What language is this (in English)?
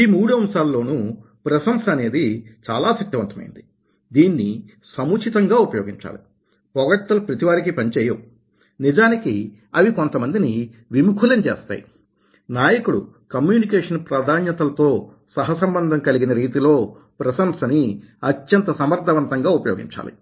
Telugu